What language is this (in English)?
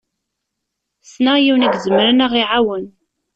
Kabyle